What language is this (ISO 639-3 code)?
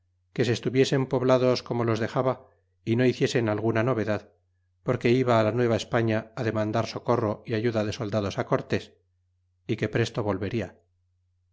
spa